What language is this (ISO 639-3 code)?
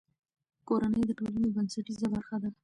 pus